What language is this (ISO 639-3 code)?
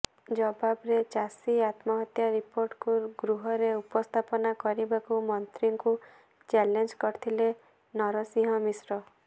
ori